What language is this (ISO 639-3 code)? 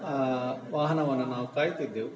kan